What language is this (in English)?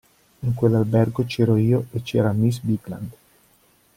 Italian